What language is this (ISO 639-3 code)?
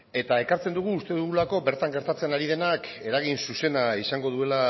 eus